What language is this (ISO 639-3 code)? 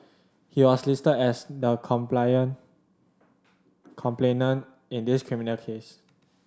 eng